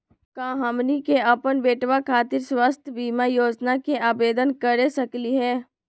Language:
Magahi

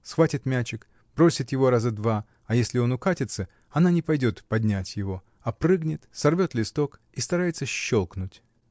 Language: Russian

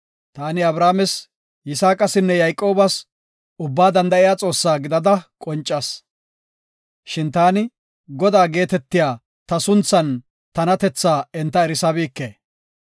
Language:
Gofa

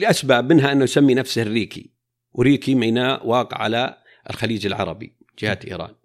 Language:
Arabic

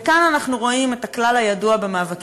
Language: Hebrew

